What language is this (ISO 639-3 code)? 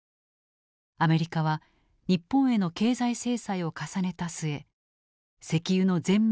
jpn